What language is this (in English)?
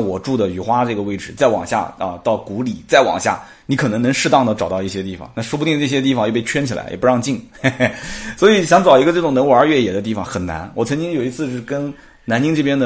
Chinese